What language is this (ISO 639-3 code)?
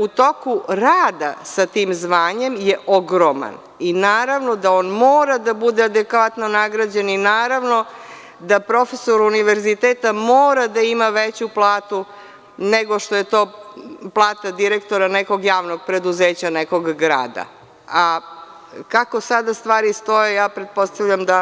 srp